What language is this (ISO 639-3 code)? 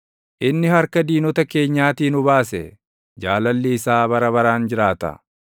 orm